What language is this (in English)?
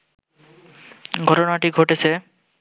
Bangla